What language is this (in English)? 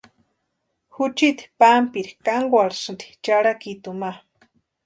Western Highland Purepecha